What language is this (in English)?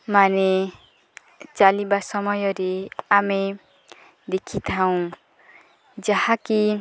Odia